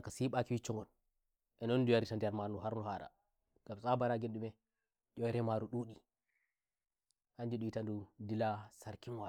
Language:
Nigerian Fulfulde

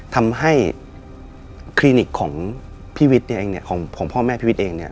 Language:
Thai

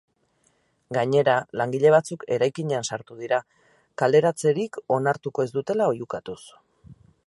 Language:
Basque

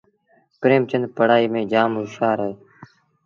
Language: Sindhi Bhil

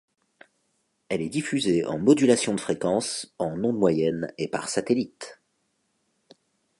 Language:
French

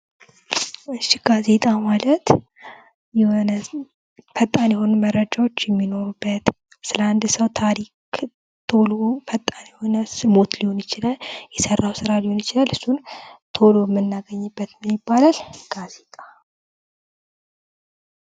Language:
Amharic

